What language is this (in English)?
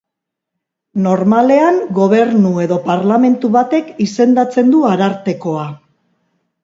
Basque